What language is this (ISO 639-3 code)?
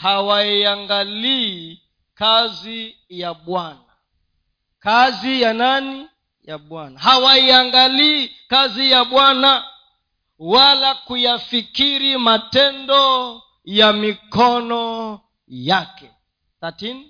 swa